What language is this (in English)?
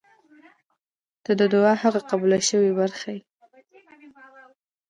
Pashto